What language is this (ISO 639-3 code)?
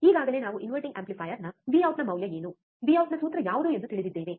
kan